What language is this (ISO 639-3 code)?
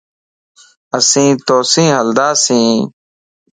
lss